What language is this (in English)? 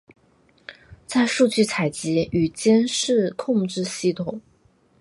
Chinese